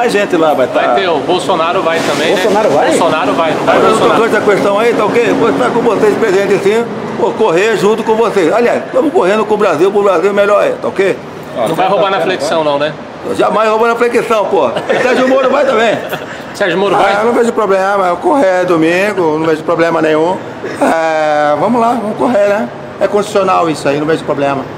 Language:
Portuguese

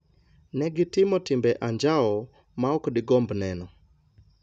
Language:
Luo (Kenya and Tanzania)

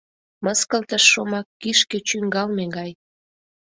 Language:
Mari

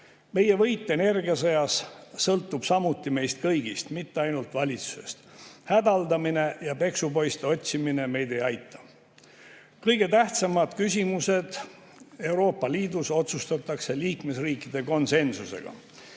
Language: Estonian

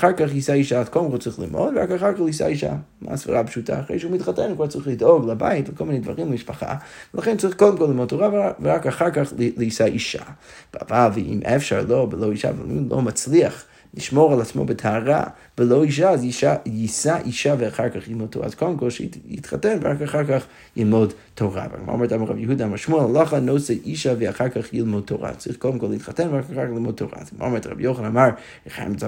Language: Hebrew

